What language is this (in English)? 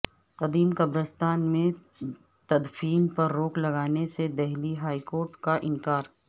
Urdu